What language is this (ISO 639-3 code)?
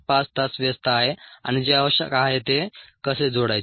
mar